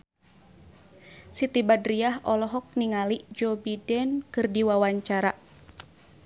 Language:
Sundanese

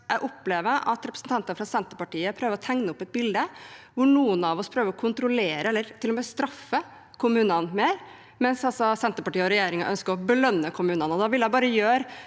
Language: Norwegian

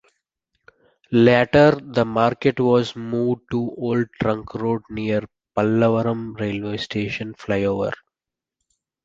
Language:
English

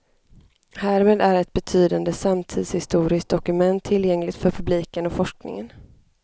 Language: Swedish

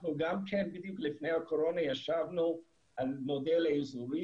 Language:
Hebrew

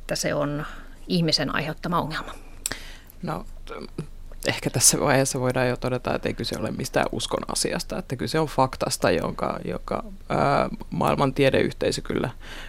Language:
Finnish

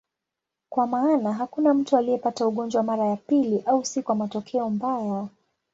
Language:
Swahili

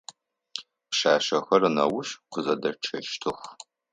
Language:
Adyghe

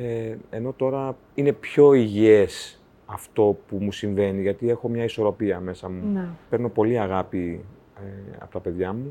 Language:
Greek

